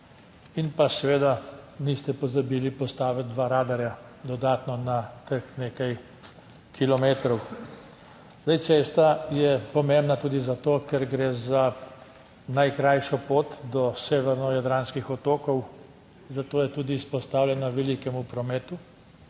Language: Slovenian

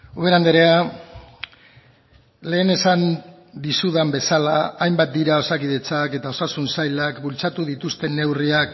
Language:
Basque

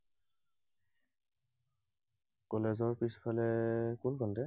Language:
Assamese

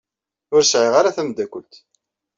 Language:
Kabyle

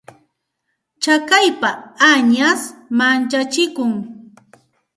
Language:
Santa Ana de Tusi Pasco Quechua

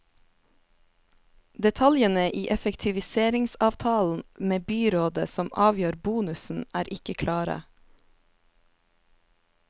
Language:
Norwegian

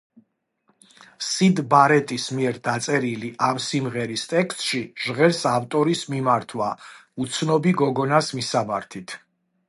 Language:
Georgian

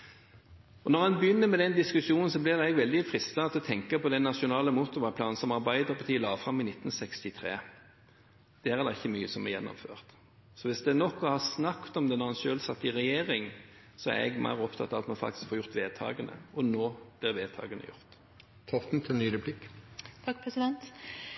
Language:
Norwegian Bokmål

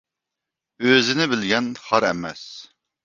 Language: Uyghur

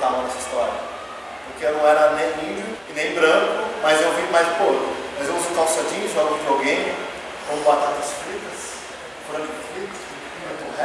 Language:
Portuguese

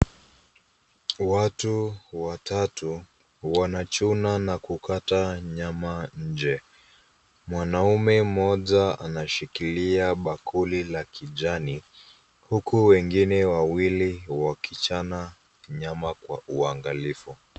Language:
Swahili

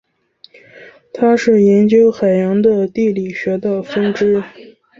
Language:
Chinese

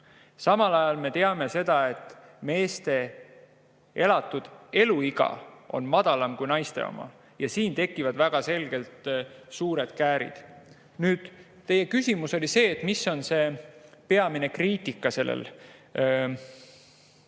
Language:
Estonian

